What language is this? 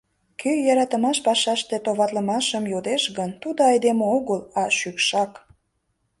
Mari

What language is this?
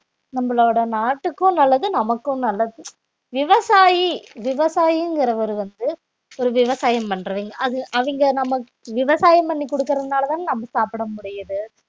Tamil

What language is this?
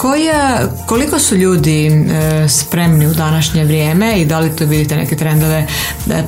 Croatian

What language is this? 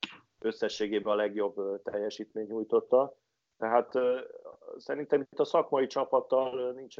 Hungarian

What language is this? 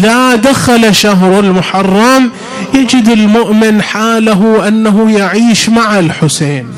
Arabic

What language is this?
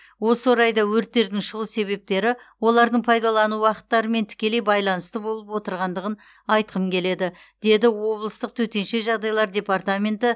Kazakh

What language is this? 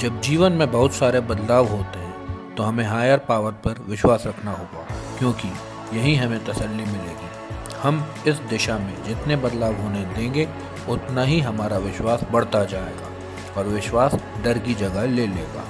Hindi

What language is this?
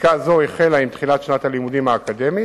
Hebrew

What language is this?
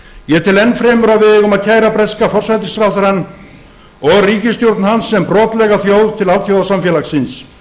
Icelandic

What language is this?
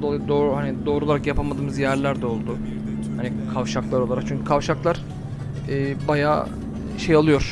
Turkish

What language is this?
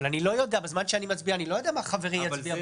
Hebrew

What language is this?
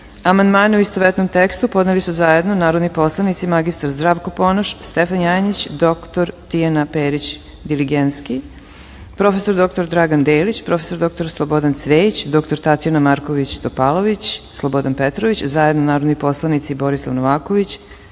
Serbian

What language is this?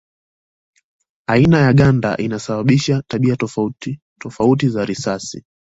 Swahili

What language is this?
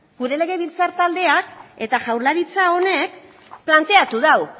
Basque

